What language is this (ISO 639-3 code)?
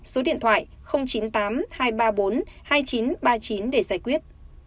vie